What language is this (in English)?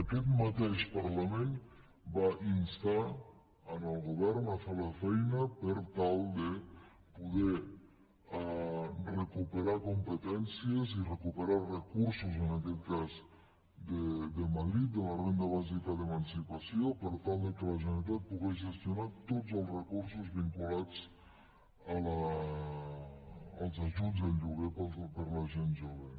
Catalan